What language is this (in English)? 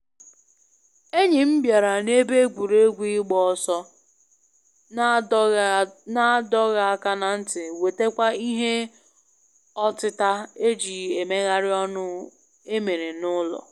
Igbo